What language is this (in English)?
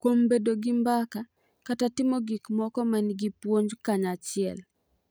Luo (Kenya and Tanzania)